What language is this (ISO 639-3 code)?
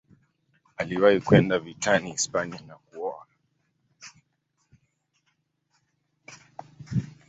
swa